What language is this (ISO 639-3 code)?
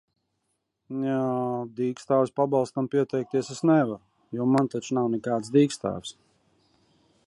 lav